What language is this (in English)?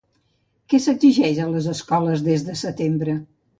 Catalan